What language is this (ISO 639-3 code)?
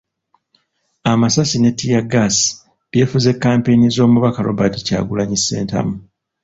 lug